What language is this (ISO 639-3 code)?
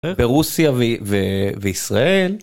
heb